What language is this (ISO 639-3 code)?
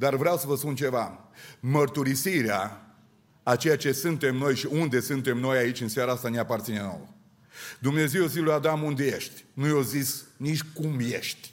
ron